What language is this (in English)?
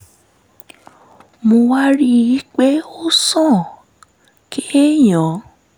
Yoruba